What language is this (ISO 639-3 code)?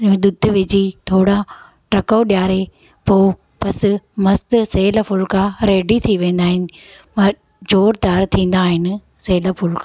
snd